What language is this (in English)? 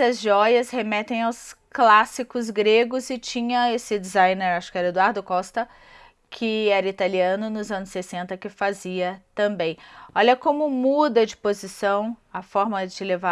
Portuguese